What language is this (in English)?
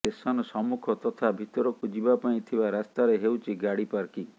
Odia